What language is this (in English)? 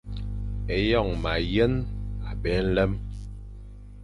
Fang